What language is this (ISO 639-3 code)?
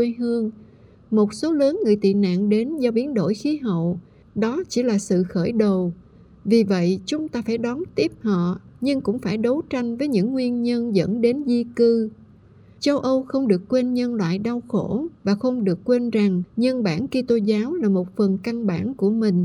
vie